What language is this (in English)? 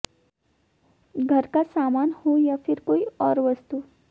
Hindi